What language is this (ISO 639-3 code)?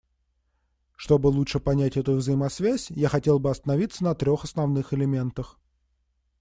rus